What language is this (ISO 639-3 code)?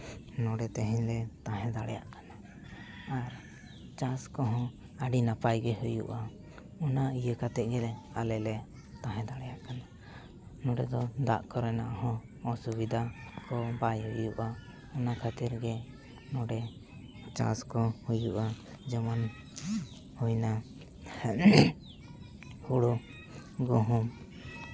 sat